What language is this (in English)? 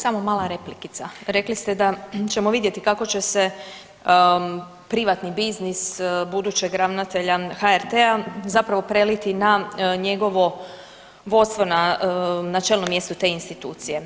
Croatian